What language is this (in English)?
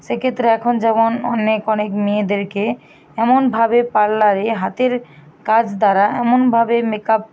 Bangla